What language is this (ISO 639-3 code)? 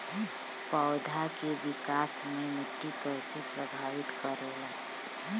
bho